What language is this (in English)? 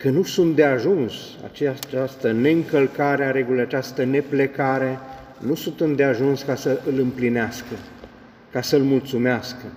Romanian